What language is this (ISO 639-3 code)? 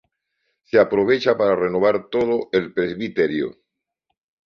spa